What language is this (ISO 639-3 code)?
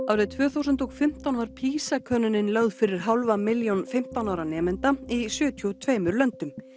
isl